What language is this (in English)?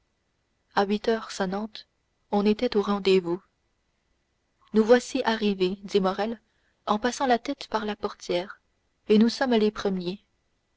French